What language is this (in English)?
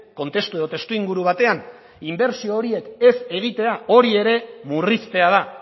Basque